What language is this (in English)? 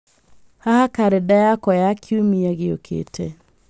Kikuyu